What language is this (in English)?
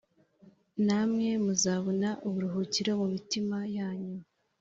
Kinyarwanda